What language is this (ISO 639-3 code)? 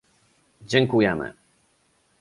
pol